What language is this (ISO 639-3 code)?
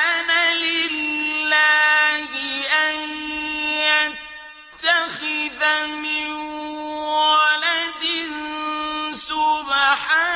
ara